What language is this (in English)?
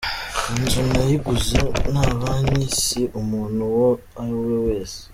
Kinyarwanda